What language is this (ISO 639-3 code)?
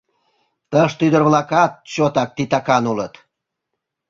chm